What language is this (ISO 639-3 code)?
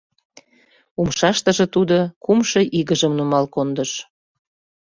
chm